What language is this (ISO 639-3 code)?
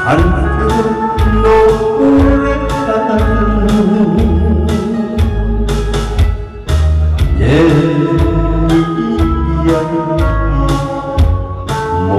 kor